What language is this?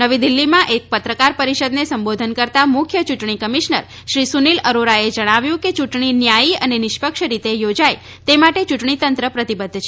Gujarati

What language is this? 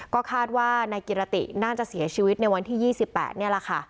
Thai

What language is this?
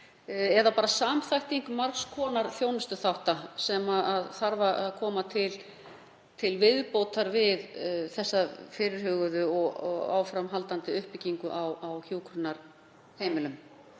Icelandic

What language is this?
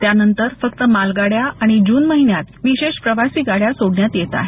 Marathi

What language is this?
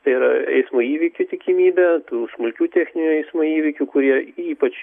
Lithuanian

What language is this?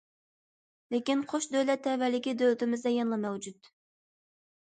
Uyghur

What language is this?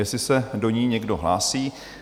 Czech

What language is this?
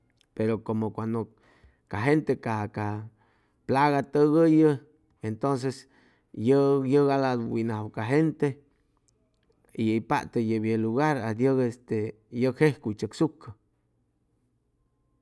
Chimalapa Zoque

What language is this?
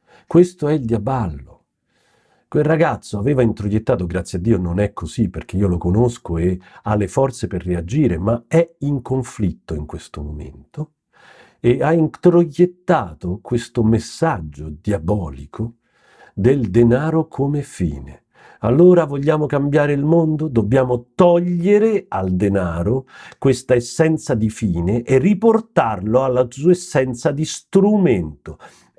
Italian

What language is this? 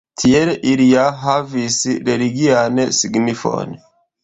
Esperanto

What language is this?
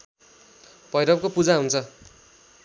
Nepali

